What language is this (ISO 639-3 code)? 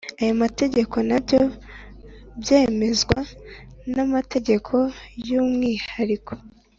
kin